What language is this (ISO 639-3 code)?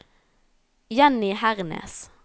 nor